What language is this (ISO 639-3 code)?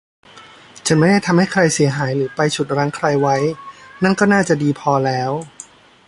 tha